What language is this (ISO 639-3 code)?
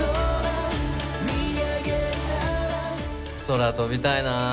jpn